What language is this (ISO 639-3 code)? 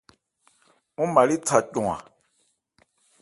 ebr